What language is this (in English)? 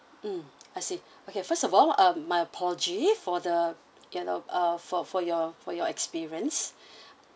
English